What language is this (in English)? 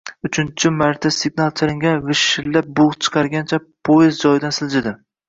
Uzbek